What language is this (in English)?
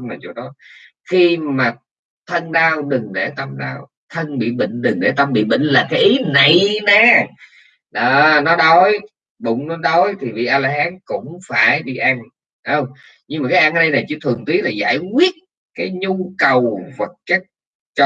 Vietnamese